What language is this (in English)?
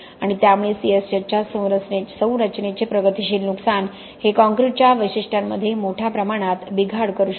Marathi